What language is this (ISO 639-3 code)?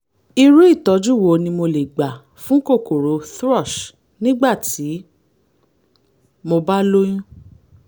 yor